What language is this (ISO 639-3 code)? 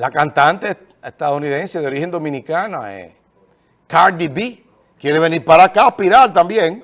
spa